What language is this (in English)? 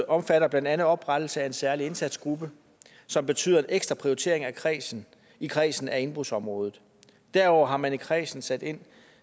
Danish